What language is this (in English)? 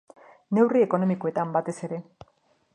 Basque